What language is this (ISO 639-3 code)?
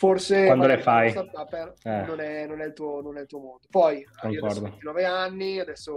ita